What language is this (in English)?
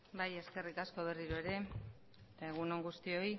Basque